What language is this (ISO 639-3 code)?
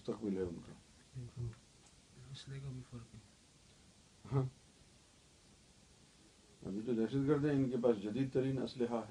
urd